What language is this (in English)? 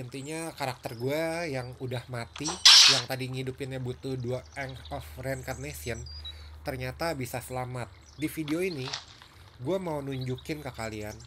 Indonesian